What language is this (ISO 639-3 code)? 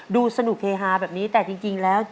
tha